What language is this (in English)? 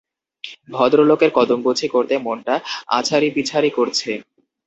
Bangla